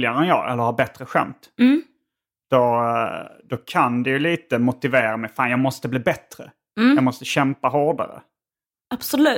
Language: Swedish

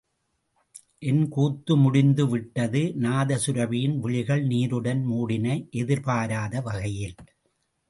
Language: Tamil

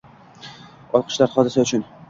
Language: Uzbek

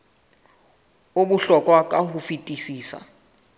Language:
Southern Sotho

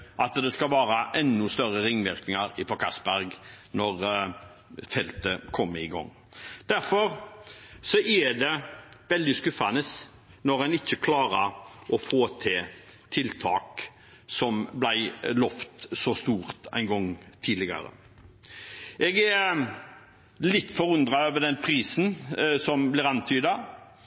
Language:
Norwegian Bokmål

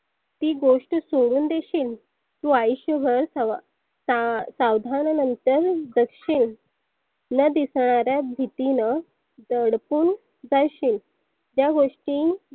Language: Marathi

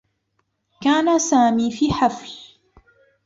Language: Arabic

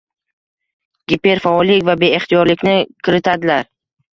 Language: Uzbek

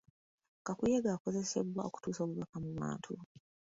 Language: Ganda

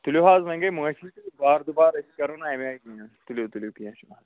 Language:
Kashmiri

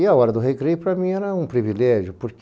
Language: Portuguese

